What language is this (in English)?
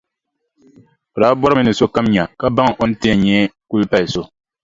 Dagbani